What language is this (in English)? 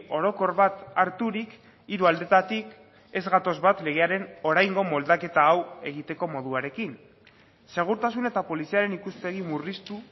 Basque